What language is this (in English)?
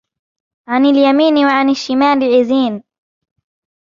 Arabic